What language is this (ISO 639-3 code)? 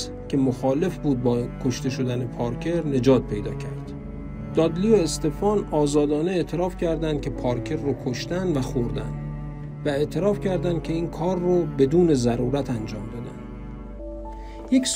fas